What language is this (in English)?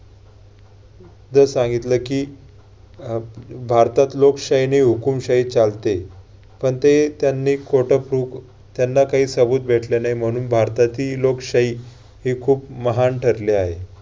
Marathi